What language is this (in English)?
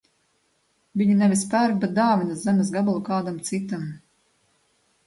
Latvian